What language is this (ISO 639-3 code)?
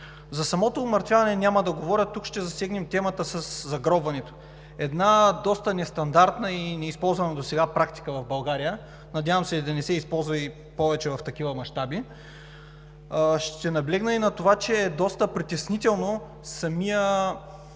bul